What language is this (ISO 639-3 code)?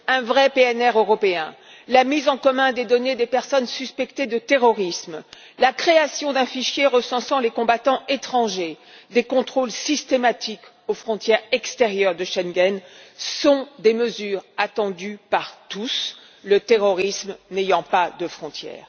fra